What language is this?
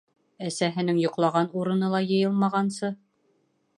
Bashkir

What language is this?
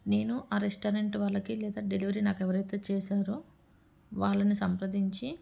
Telugu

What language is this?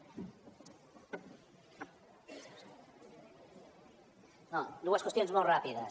Catalan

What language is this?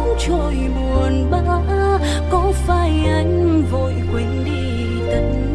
Vietnamese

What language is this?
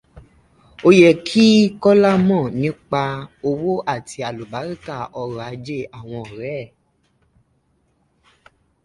Yoruba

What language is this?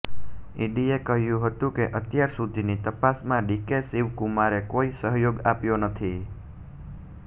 Gujarati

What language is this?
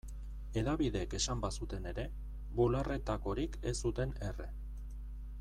Basque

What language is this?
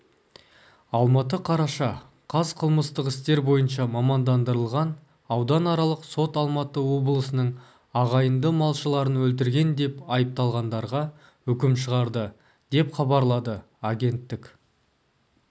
Kazakh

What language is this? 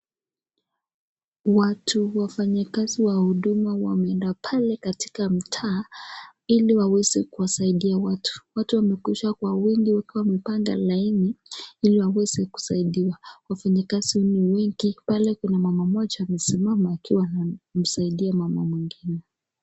Swahili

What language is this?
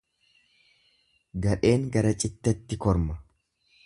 Oromo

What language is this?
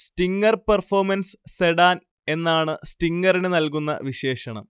Malayalam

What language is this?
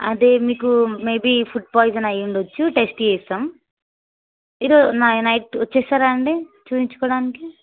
Telugu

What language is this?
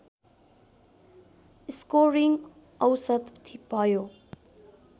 Nepali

